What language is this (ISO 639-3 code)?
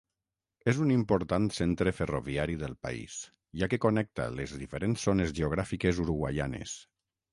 cat